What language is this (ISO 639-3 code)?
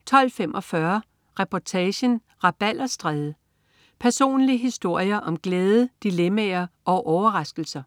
dan